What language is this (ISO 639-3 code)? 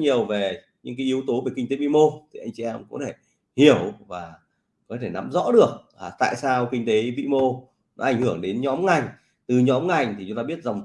vie